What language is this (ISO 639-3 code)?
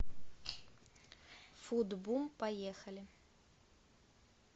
rus